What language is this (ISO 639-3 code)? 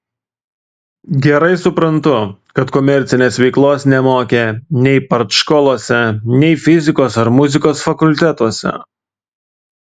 lit